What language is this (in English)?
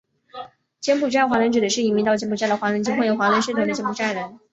Chinese